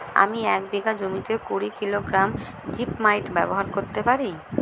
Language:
Bangla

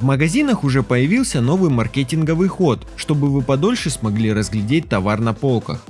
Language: Russian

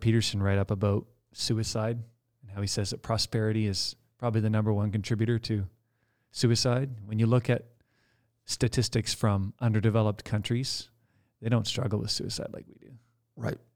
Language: English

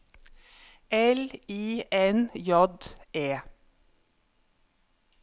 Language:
Norwegian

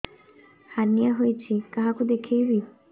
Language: Odia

